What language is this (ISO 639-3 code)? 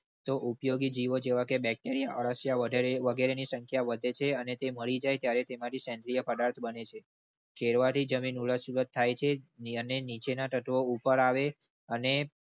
guj